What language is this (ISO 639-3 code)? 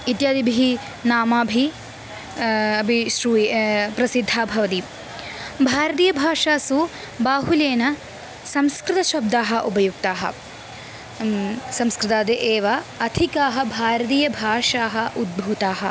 san